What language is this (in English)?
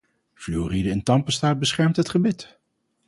Dutch